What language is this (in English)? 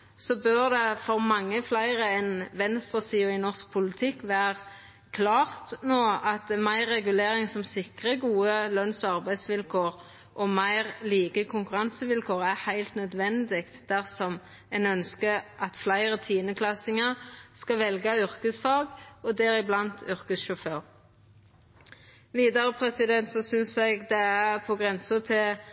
Norwegian Nynorsk